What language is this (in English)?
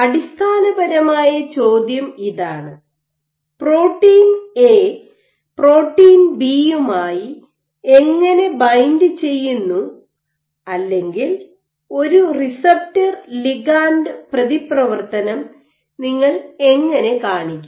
Malayalam